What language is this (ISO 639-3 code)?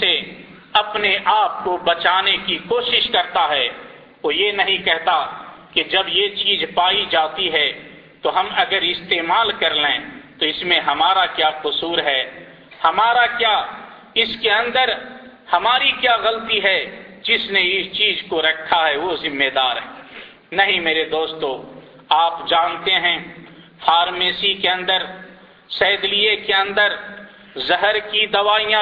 urd